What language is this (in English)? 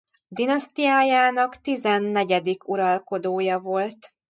Hungarian